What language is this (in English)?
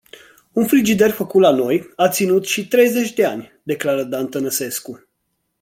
Romanian